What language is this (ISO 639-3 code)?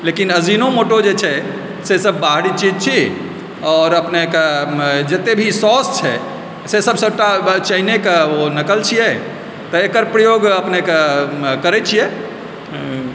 mai